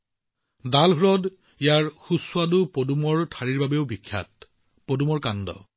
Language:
Assamese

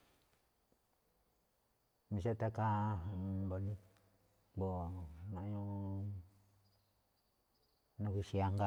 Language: Malinaltepec Me'phaa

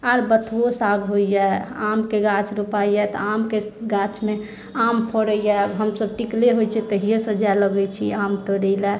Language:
Maithili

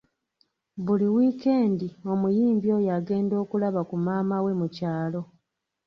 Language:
Ganda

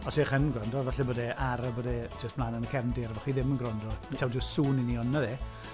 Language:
Welsh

